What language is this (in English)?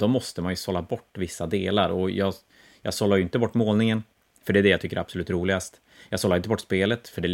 Swedish